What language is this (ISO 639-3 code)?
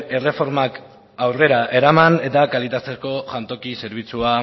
eus